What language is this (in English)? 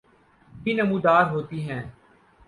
Urdu